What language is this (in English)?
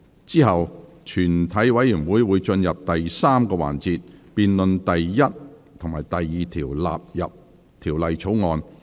Cantonese